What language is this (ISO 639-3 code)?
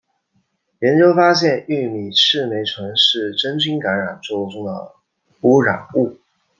zho